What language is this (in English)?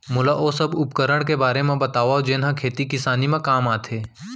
Chhattisgarhi